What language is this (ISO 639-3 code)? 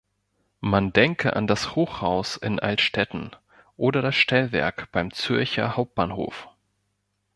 deu